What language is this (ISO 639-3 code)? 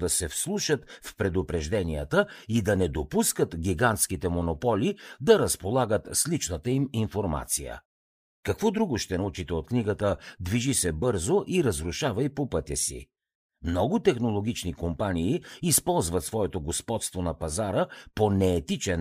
bul